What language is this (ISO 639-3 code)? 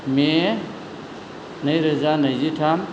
brx